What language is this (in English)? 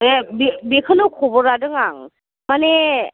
Bodo